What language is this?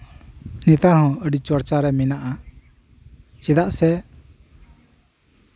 Santali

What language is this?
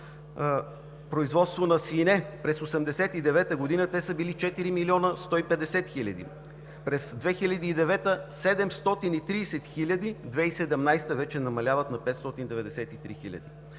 Bulgarian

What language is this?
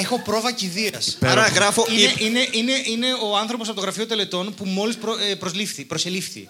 Greek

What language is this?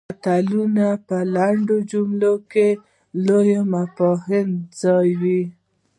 Pashto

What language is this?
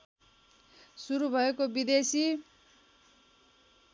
Nepali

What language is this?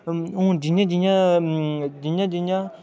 Dogri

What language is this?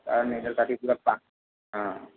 Maithili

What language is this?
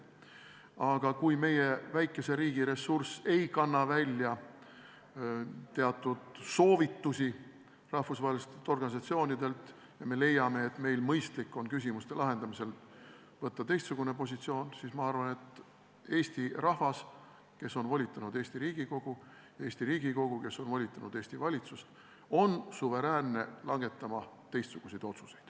Estonian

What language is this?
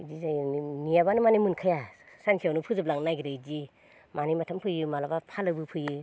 Bodo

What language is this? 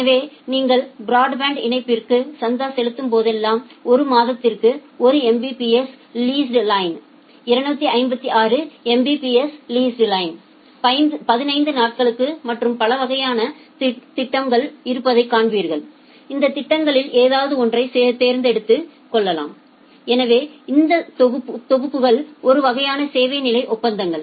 Tamil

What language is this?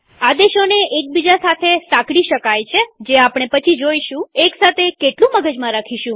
Gujarati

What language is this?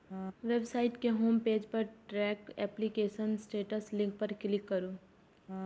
Maithili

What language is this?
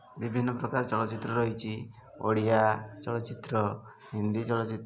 Odia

